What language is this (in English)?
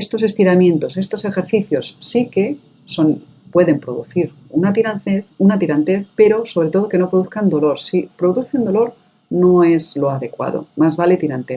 Spanish